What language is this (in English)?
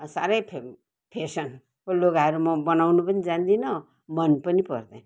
Nepali